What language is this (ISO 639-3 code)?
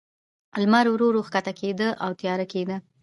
pus